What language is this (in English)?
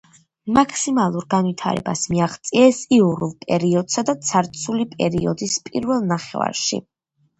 Georgian